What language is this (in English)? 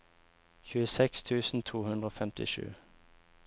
Norwegian